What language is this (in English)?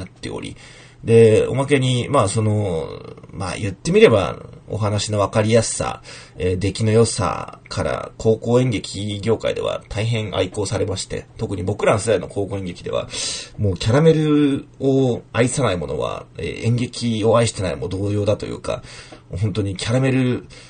Japanese